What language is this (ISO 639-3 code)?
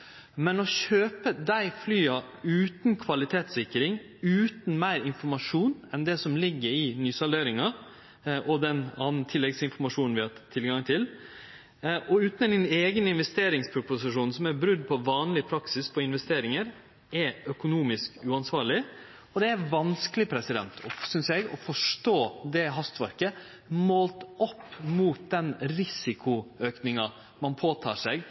nno